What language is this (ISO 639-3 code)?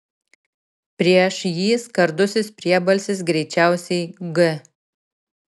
lit